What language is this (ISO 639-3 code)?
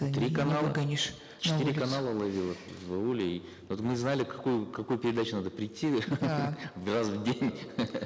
kaz